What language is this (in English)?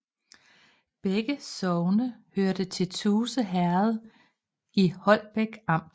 Danish